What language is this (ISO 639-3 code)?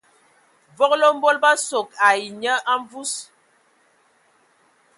ewo